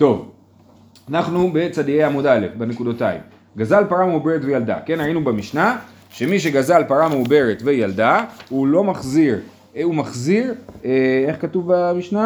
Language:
Hebrew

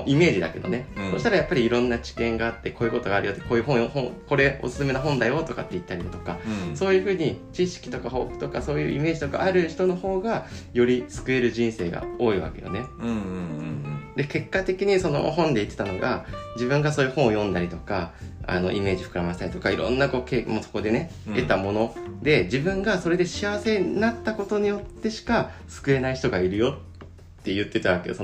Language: Japanese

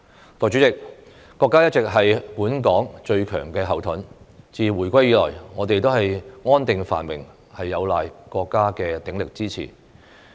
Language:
Cantonese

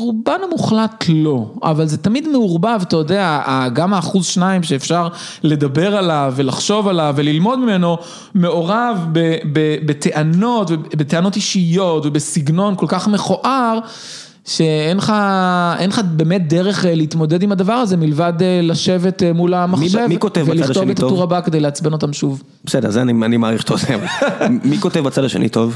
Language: Hebrew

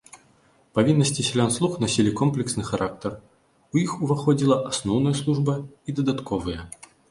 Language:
Belarusian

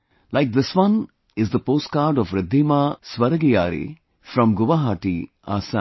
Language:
English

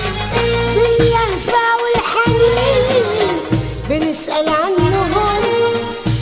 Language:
Arabic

